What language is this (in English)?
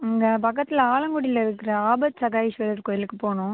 Tamil